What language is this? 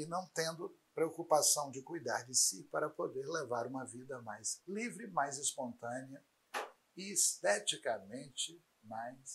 Portuguese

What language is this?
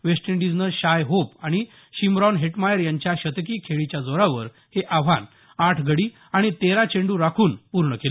Marathi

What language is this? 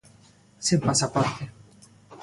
Galician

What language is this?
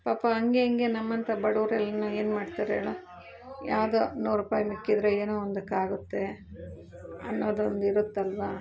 Kannada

